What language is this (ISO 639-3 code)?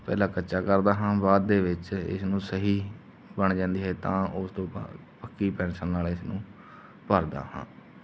pan